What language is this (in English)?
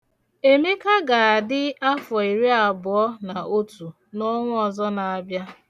Igbo